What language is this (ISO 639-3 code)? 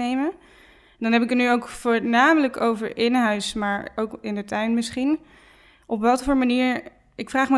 nld